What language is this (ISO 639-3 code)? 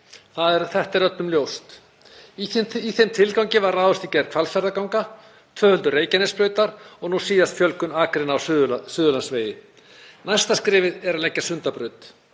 isl